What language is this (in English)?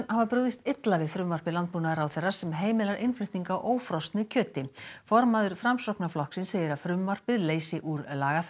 Icelandic